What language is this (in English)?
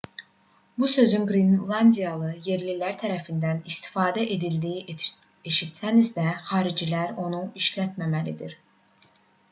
Azerbaijani